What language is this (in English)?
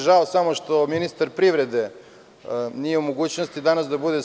Serbian